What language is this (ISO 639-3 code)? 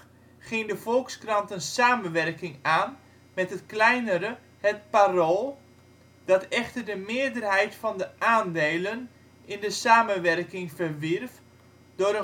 nld